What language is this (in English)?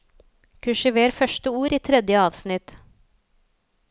Norwegian